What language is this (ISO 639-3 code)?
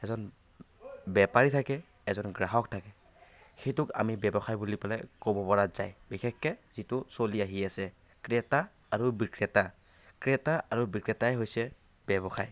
asm